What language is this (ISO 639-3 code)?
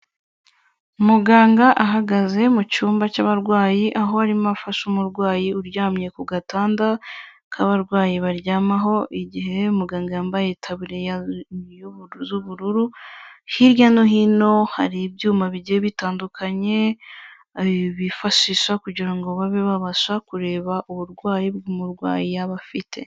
kin